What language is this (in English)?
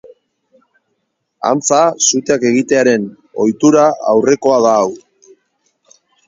Basque